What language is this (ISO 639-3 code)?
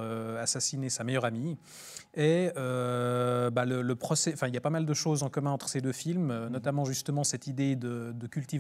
fra